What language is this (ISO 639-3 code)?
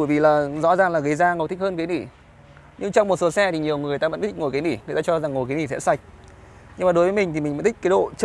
vie